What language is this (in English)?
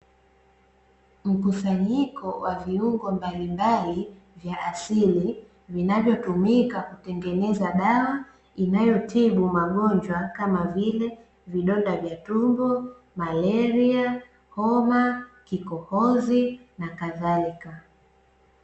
Swahili